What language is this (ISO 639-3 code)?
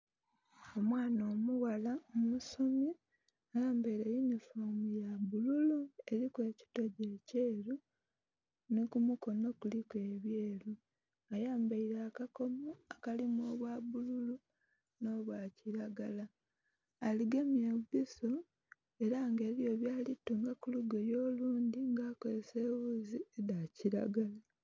xog